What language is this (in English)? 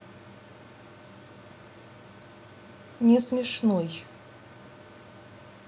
Russian